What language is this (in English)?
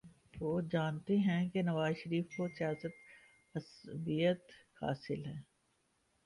Urdu